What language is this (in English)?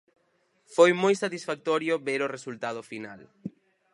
Galician